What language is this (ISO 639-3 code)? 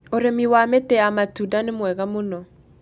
kik